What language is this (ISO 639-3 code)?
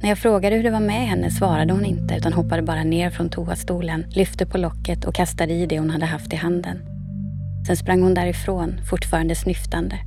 swe